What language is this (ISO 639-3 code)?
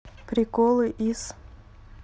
rus